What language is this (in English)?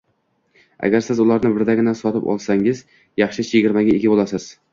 Uzbek